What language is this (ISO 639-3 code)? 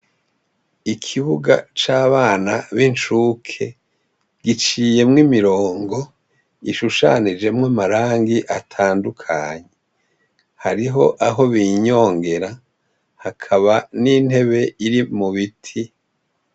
run